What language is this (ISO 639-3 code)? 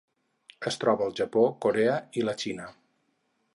cat